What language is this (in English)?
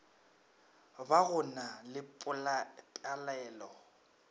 Northern Sotho